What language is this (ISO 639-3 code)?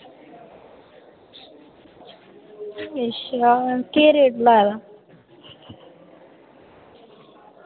doi